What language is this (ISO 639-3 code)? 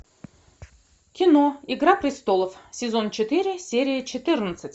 rus